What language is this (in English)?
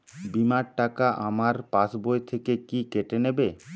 Bangla